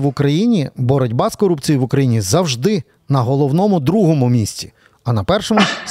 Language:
Ukrainian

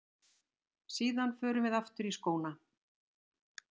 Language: Icelandic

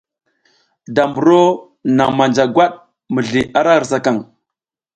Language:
South Giziga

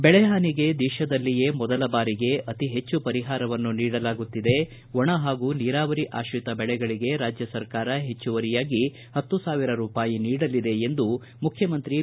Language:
Kannada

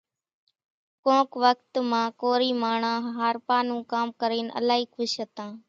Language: Kachi Koli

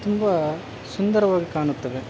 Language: Kannada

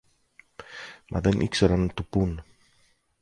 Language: Greek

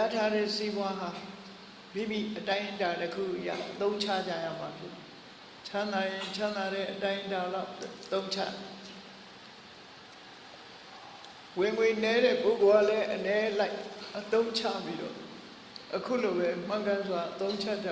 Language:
Vietnamese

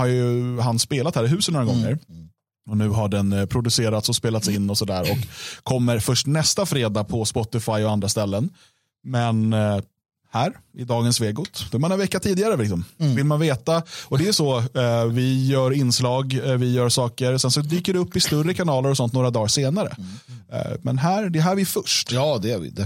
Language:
Swedish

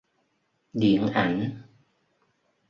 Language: Vietnamese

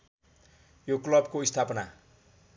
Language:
Nepali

